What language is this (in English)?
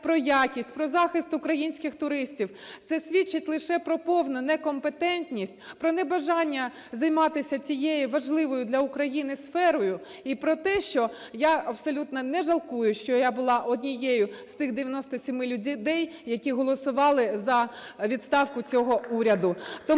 Ukrainian